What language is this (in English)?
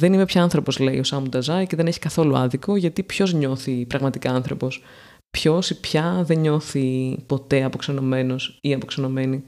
Greek